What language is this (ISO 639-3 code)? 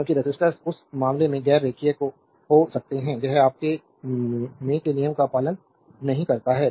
hin